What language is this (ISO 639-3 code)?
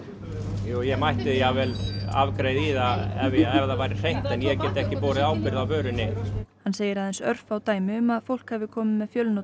isl